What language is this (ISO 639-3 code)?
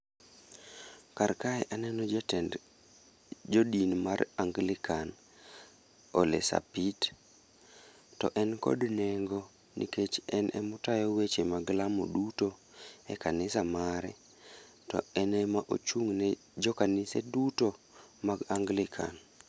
luo